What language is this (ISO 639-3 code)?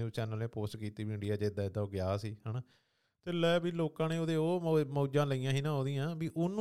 pan